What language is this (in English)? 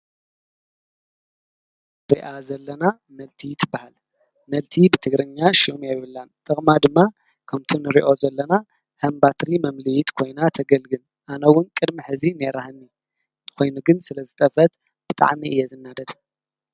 Tigrinya